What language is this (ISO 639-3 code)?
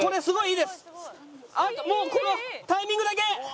jpn